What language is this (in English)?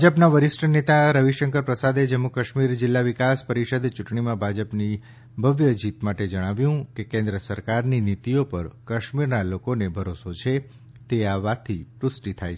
Gujarati